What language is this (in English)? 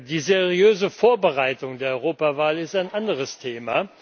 German